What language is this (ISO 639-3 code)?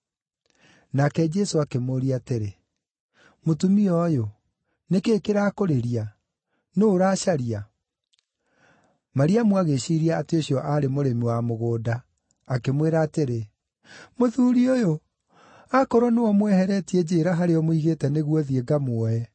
kik